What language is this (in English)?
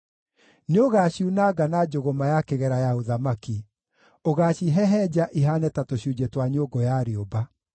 Kikuyu